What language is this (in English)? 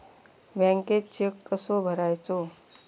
Marathi